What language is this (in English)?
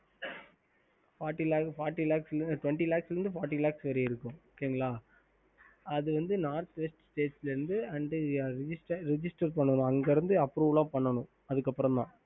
Tamil